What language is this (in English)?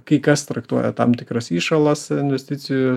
Lithuanian